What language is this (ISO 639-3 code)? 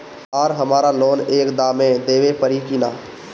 bho